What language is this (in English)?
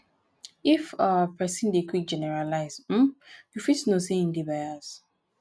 Nigerian Pidgin